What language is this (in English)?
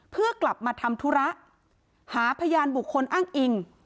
Thai